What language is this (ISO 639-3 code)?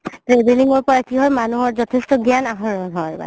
asm